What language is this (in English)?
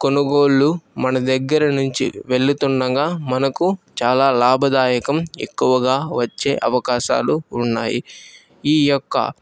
Telugu